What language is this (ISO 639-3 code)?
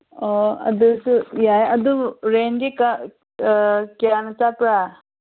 mni